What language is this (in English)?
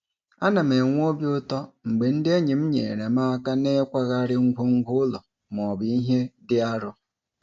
Igbo